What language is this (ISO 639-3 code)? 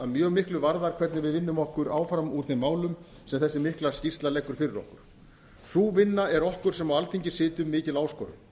isl